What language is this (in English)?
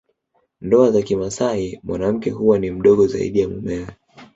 Swahili